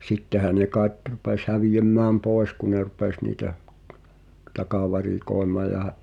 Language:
Finnish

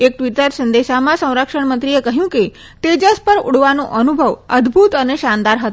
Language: Gujarati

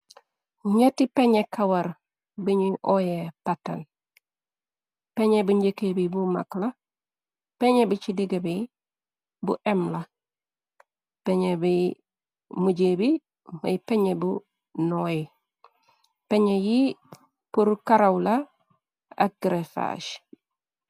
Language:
Wolof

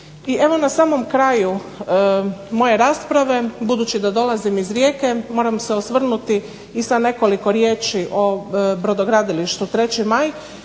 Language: Croatian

